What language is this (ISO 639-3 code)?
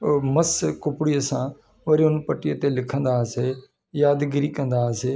snd